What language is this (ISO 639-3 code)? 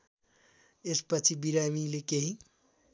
nep